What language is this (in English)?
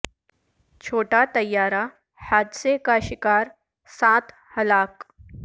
Urdu